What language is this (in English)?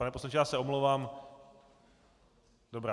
Czech